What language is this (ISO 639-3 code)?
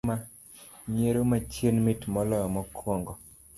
luo